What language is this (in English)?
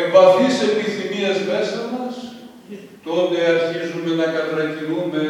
Greek